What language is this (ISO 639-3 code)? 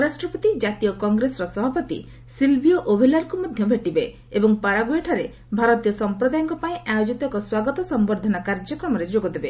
ori